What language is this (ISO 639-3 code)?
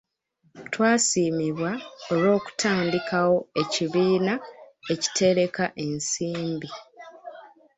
lug